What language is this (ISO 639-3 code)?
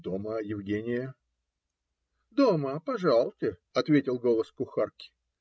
rus